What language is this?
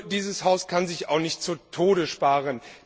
German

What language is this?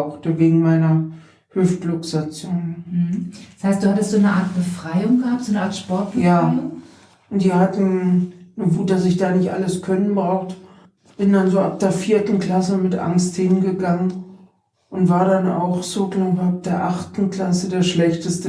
German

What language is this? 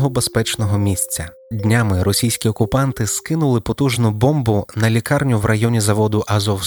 Ukrainian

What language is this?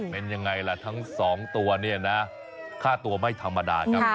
Thai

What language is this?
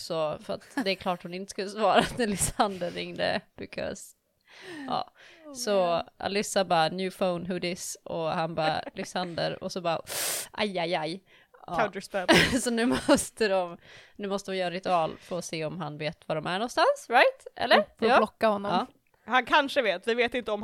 Swedish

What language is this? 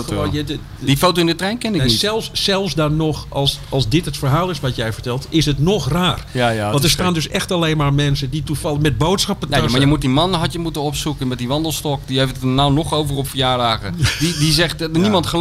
Dutch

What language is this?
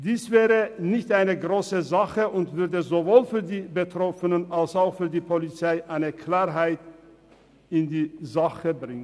Swiss German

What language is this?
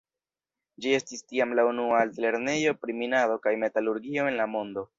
Esperanto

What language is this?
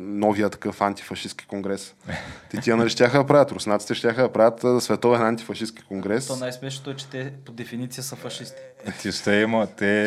Bulgarian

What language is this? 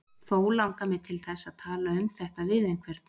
Icelandic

